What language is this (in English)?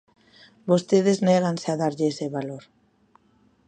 Galician